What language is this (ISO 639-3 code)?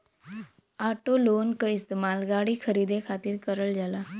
bho